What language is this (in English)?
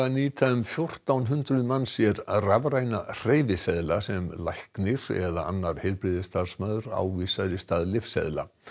Icelandic